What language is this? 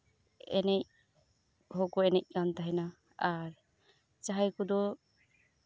Santali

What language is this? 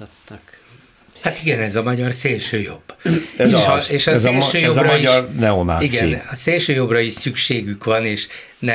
Hungarian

